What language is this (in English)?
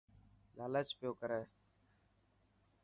Dhatki